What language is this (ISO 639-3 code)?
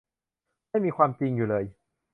tha